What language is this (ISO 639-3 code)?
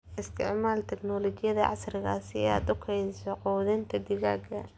som